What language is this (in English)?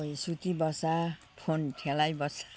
Nepali